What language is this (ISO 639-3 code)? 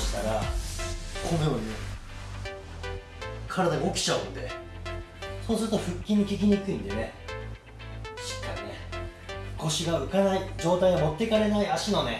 jpn